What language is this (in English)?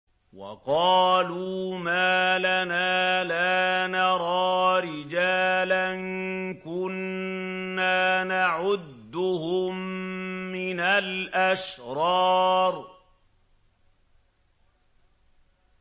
Arabic